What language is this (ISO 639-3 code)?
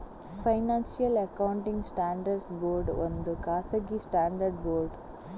kan